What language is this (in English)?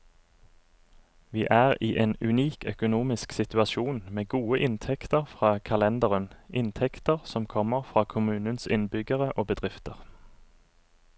Norwegian